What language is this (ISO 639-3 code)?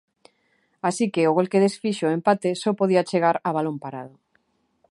glg